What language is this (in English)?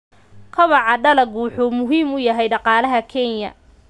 Somali